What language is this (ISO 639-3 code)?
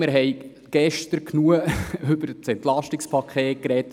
gsw